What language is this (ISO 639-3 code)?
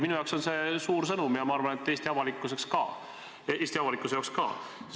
est